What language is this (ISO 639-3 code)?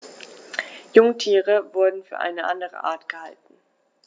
deu